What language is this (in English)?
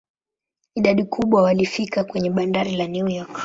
Swahili